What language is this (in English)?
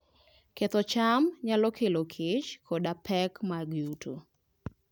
Luo (Kenya and Tanzania)